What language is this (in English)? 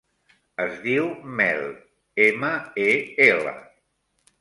Catalan